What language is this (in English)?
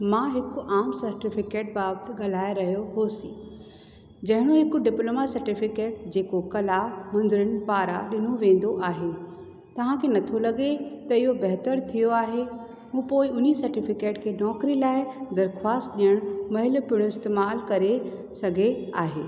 Sindhi